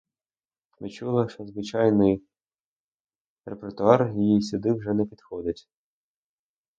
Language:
Ukrainian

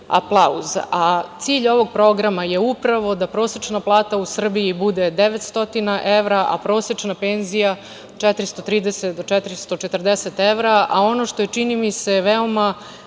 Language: Serbian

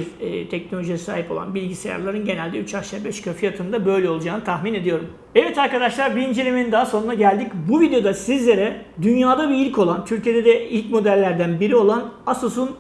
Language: Turkish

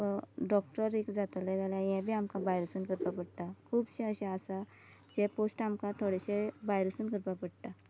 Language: Konkani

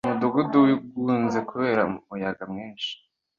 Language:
Kinyarwanda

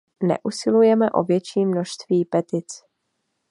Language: Czech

